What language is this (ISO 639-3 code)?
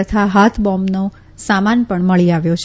guj